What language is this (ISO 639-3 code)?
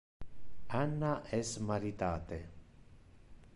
ina